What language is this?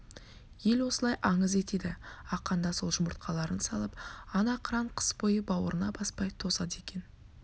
Kazakh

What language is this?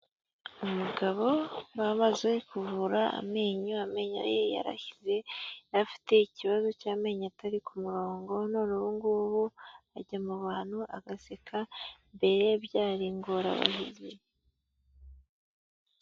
Kinyarwanda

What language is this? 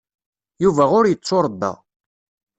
Kabyle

